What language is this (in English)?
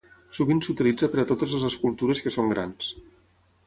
Catalan